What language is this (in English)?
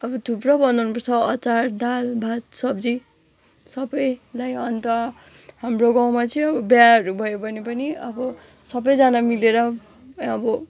Nepali